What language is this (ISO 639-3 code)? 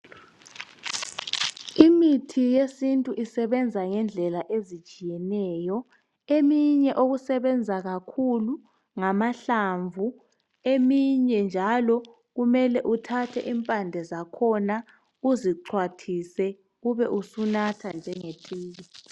nde